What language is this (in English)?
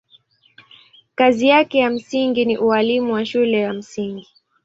Swahili